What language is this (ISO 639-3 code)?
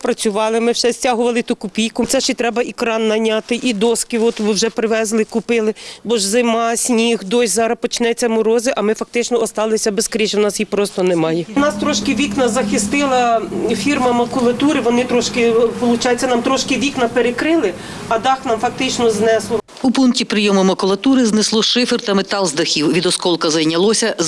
ukr